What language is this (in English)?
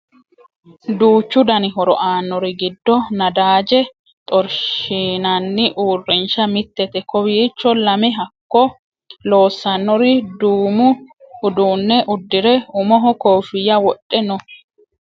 Sidamo